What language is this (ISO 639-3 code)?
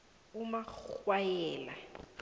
nbl